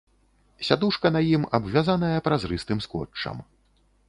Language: Belarusian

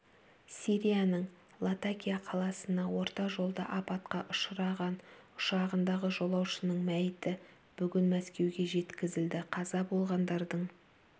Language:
Kazakh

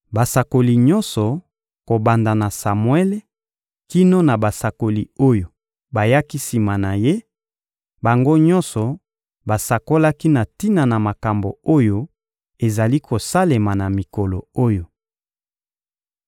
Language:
Lingala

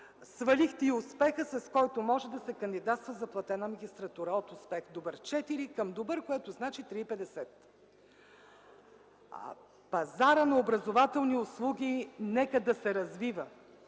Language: Bulgarian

